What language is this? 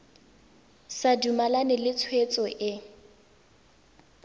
Tswana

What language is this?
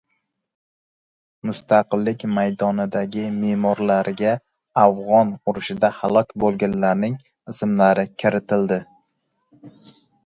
Uzbek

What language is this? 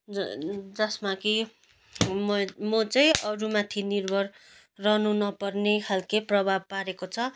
Nepali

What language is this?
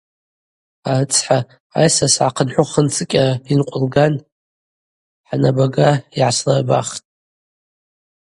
Abaza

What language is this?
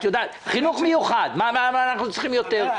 Hebrew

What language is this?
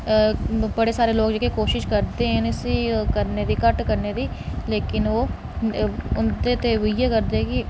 Dogri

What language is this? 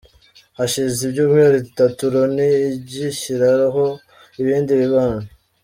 Kinyarwanda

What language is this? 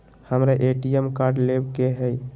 Magahi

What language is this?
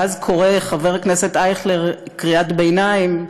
Hebrew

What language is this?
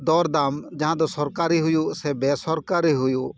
Santali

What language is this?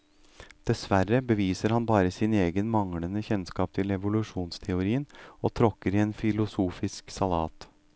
Norwegian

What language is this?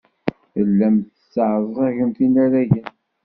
Kabyle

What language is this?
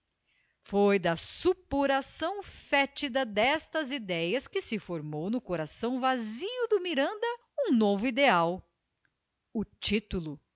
Portuguese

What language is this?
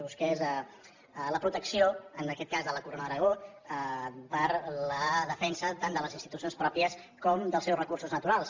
Catalan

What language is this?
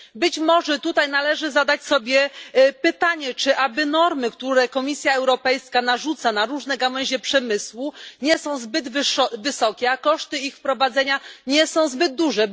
Polish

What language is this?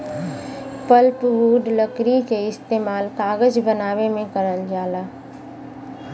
Bhojpuri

